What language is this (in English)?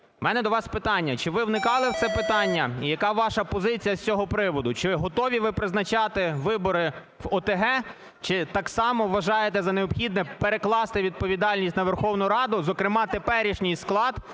Ukrainian